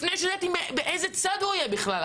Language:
Hebrew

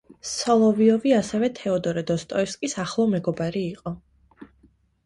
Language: Georgian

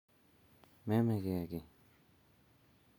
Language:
Kalenjin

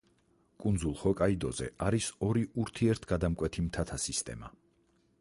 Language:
Georgian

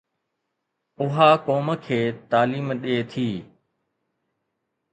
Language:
Sindhi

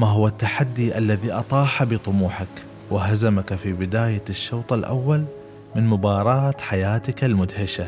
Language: Arabic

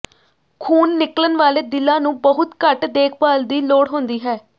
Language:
Punjabi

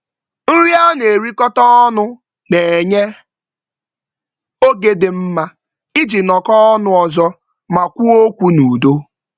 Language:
Igbo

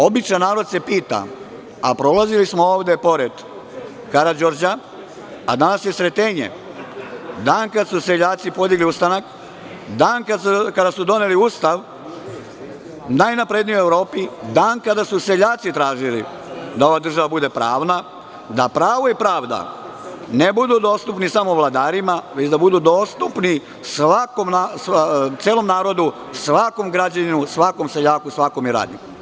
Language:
Serbian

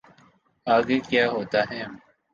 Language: Urdu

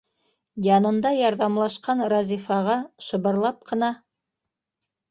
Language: Bashkir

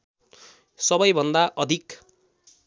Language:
Nepali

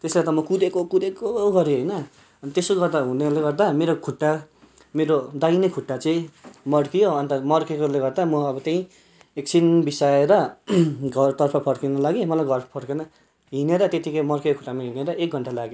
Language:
Nepali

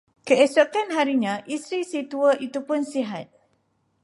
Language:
Malay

